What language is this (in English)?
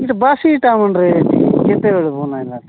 Odia